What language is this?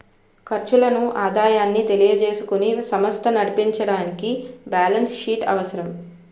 Telugu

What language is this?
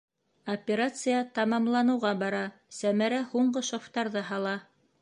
Bashkir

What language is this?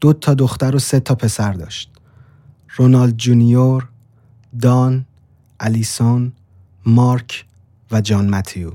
Persian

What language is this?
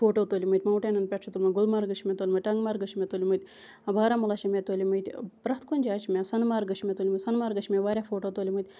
Kashmiri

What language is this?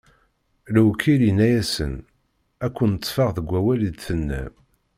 Kabyle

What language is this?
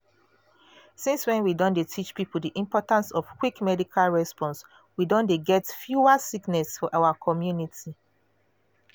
Nigerian Pidgin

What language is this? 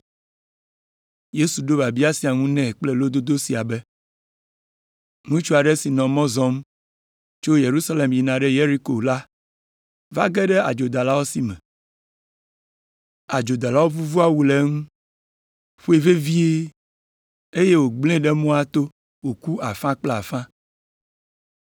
Ewe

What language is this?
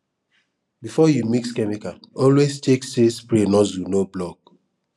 Nigerian Pidgin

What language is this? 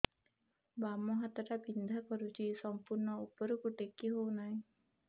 Odia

